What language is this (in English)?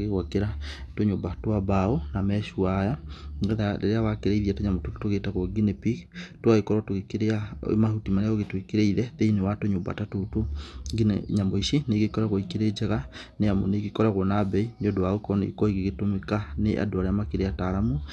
Kikuyu